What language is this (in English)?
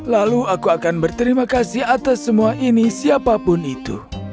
Indonesian